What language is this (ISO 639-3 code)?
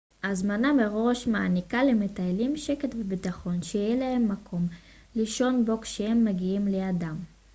heb